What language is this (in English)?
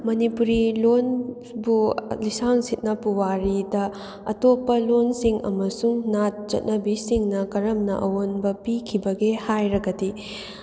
Manipuri